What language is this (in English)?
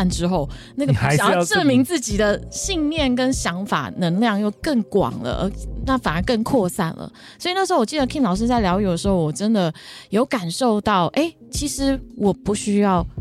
Chinese